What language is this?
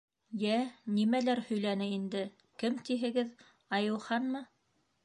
Bashkir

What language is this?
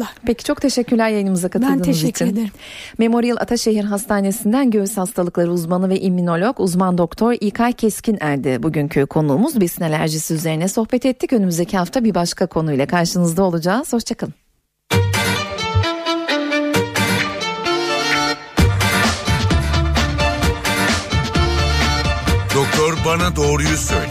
Turkish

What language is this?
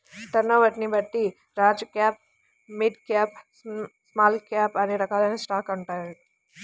Telugu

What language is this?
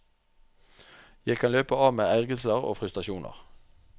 Norwegian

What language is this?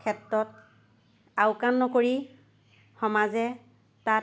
Assamese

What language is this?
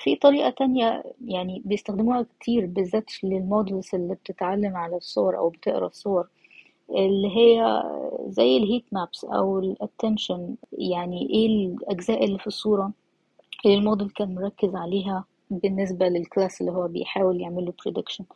Arabic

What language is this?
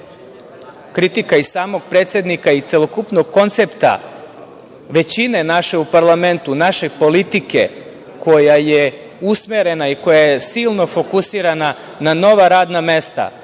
Serbian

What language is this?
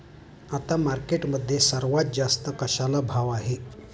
Marathi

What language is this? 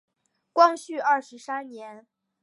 Chinese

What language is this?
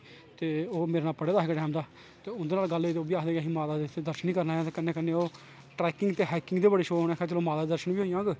Dogri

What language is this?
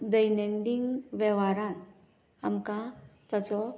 Konkani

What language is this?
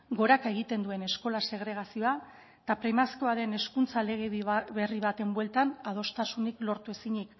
Basque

